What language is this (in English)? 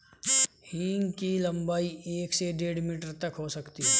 Hindi